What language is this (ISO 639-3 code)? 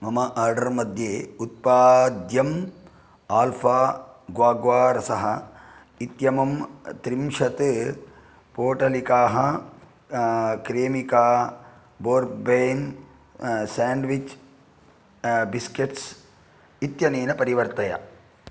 san